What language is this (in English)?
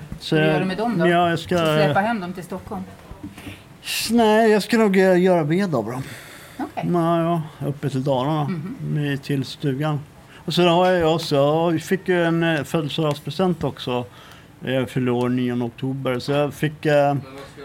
Swedish